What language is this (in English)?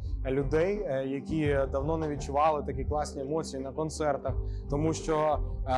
Ukrainian